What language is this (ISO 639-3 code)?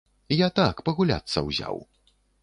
bel